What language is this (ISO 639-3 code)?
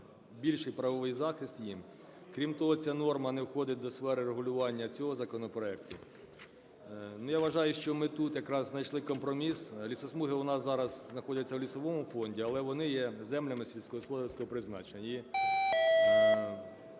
ukr